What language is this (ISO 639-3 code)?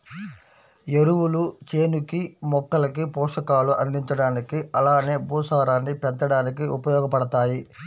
tel